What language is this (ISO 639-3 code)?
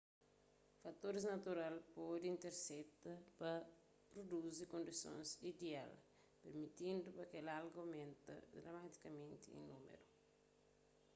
kea